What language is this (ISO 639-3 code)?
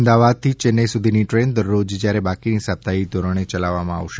guj